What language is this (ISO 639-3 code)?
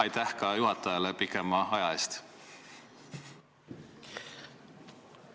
est